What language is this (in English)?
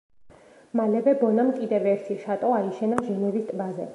Georgian